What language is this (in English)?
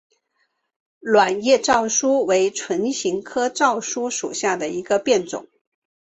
Chinese